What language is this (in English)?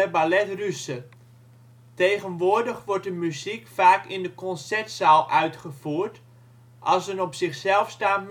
Dutch